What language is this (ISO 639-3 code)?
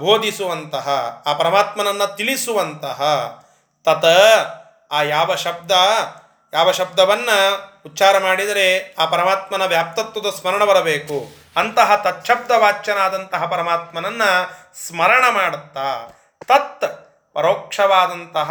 kan